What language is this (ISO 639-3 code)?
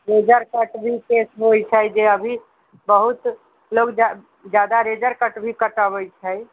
mai